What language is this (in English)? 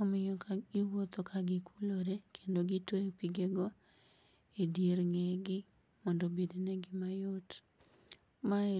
Luo (Kenya and Tanzania)